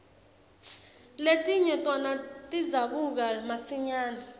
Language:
Swati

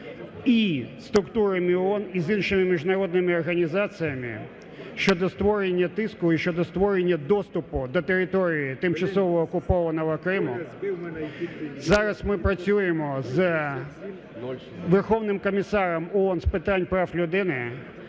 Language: Ukrainian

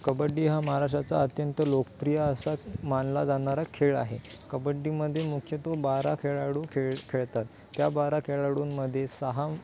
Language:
Marathi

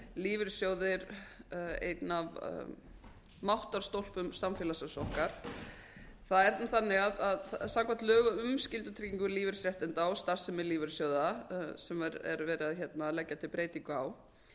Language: Icelandic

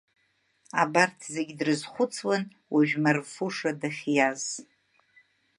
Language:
Abkhazian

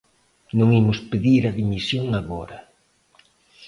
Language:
Galician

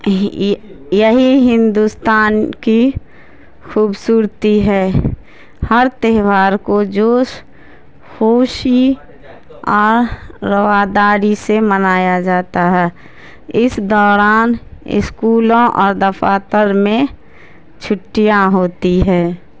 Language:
Urdu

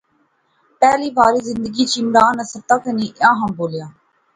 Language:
Pahari-Potwari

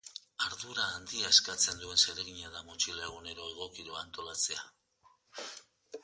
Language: Basque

